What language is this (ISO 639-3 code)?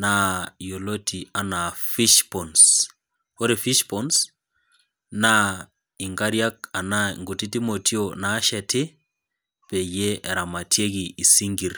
mas